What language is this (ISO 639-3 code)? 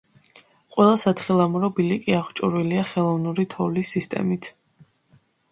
kat